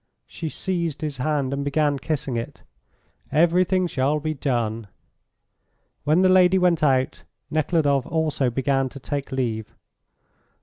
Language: English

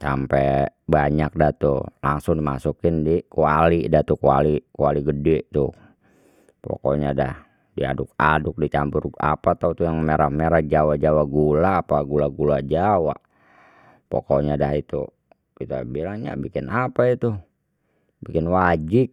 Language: Betawi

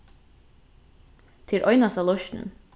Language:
Faroese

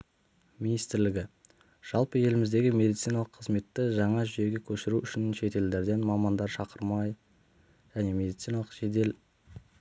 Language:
Kazakh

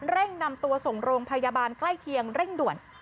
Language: Thai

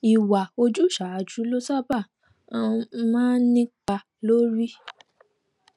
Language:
Yoruba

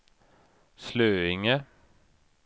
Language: Swedish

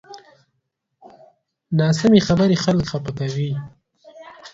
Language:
Pashto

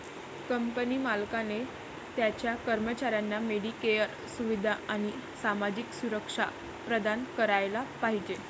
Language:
Marathi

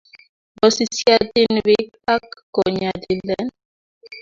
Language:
Kalenjin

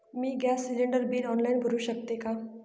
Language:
Marathi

